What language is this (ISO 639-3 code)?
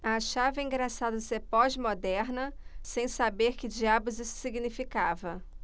por